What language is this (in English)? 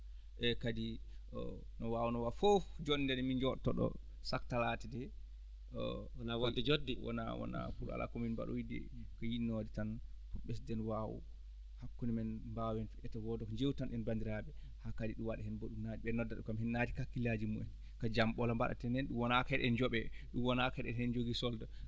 Fula